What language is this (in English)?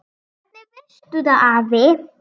Icelandic